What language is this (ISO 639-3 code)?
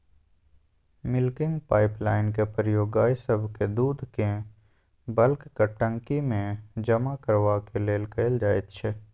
mai